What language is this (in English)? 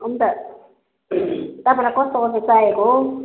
Nepali